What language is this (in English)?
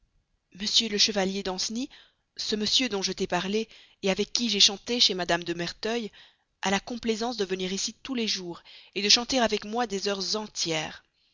French